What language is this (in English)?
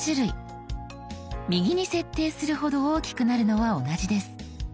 Japanese